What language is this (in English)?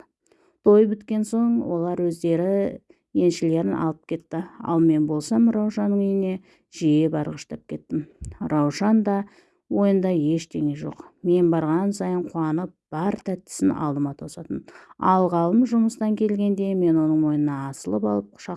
Turkish